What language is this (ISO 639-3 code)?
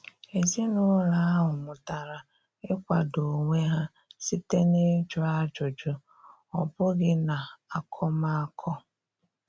ibo